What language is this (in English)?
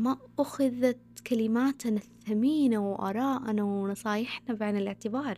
Arabic